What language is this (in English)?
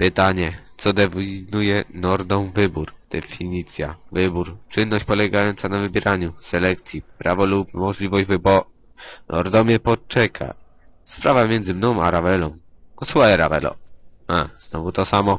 Polish